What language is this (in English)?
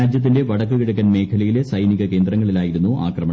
Malayalam